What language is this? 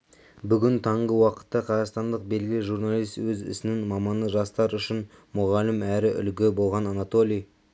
Kazakh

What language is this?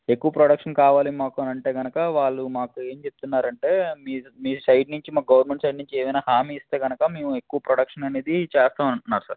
Telugu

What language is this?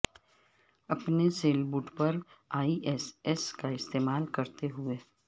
Urdu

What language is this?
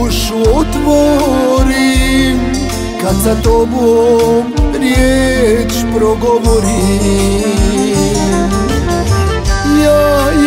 Romanian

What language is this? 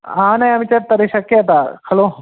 Sanskrit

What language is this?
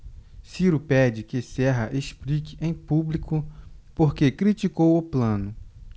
Portuguese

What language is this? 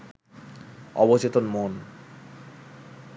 Bangla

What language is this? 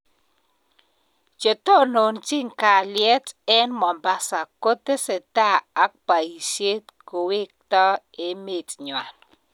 Kalenjin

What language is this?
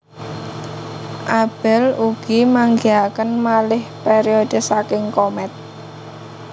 Javanese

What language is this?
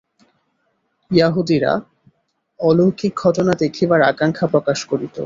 Bangla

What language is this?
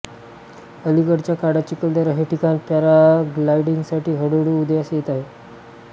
Marathi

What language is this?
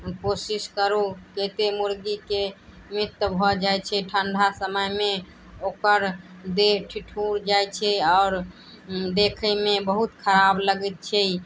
Maithili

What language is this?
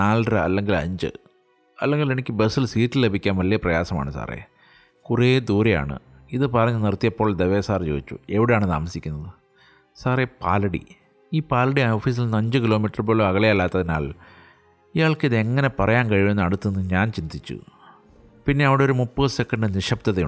Malayalam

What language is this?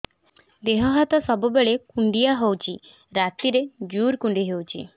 Odia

